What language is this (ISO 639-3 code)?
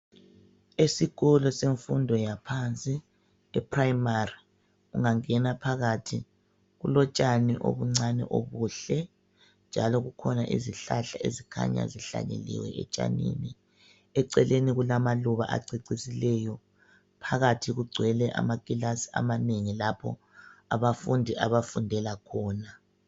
nde